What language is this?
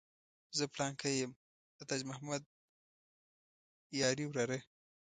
Pashto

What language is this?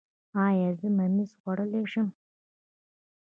Pashto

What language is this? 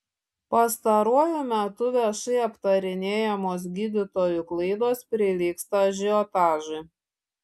Lithuanian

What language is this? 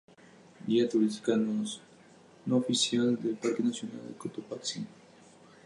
Spanish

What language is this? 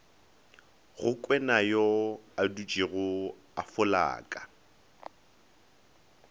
Northern Sotho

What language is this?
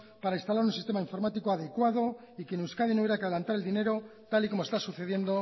Spanish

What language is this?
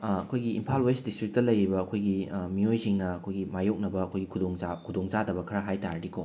Manipuri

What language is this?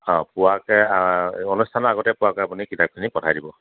Assamese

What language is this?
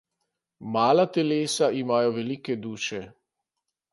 Slovenian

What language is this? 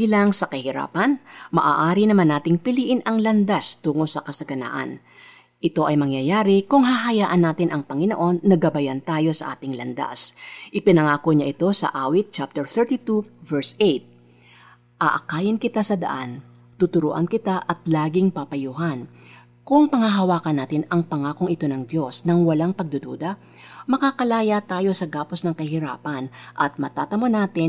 Filipino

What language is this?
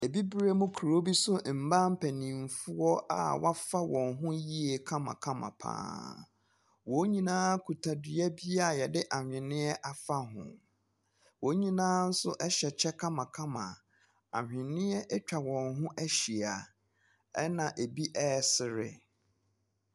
Akan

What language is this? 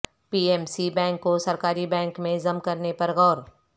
Urdu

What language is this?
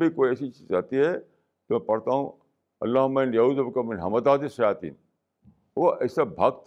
Urdu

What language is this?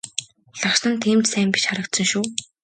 Mongolian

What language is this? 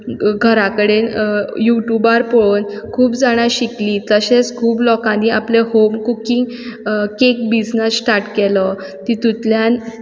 Konkani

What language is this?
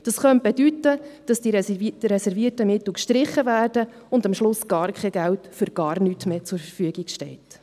Swiss German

